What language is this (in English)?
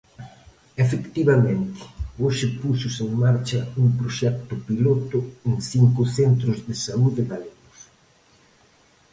Galician